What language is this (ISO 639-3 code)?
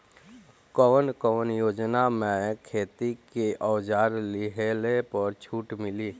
bho